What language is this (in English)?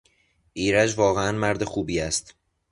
Persian